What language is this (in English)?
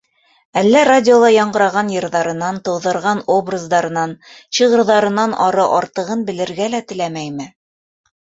Bashkir